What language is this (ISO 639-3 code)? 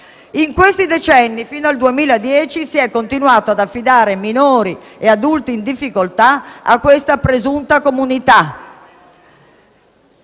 ita